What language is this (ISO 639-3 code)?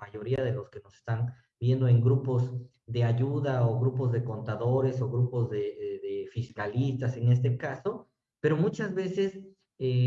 spa